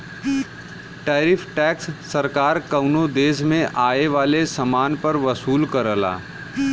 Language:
Bhojpuri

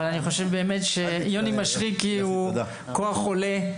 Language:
Hebrew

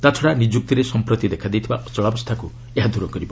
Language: Odia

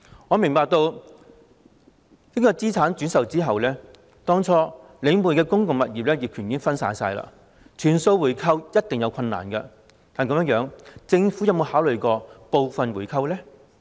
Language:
Cantonese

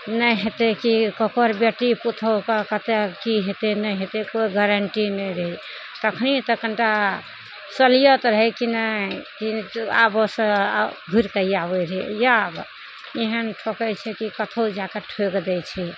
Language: Maithili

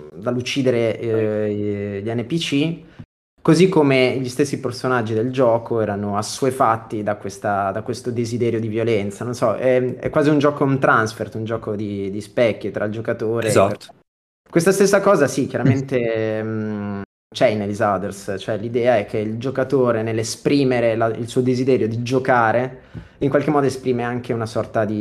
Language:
Italian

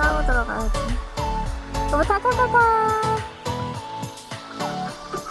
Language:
Korean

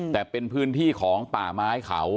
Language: Thai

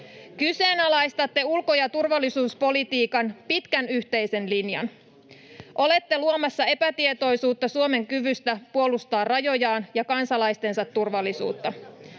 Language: Finnish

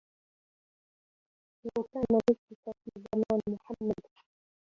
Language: Arabic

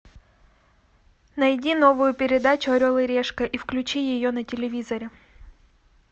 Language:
Russian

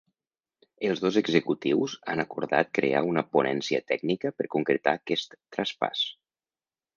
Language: Catalan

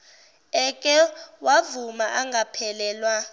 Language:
Zulu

